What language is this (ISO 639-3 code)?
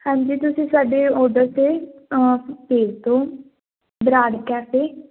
pan